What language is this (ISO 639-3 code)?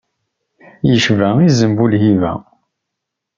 kab